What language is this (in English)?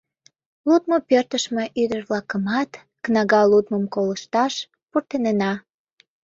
Mari